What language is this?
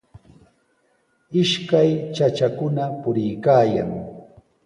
Sihuas Ancash Quechua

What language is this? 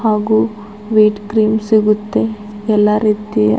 Kannada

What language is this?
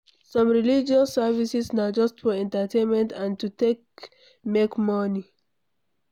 Nigerian Pidgin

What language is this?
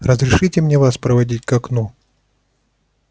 Russian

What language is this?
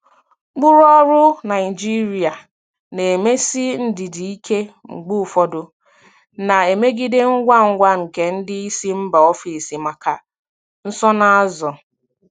Igbo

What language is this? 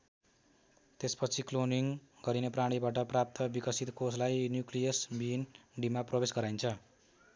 Nepali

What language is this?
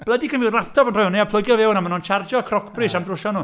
Welsh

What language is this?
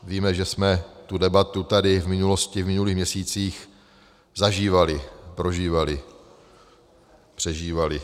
Czech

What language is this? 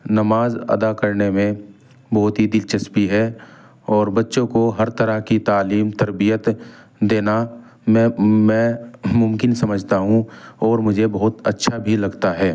Urdu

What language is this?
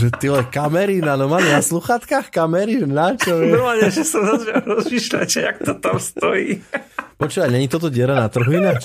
Slovak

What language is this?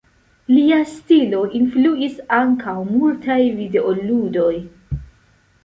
Esperanto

